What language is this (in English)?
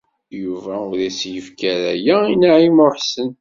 Kabyle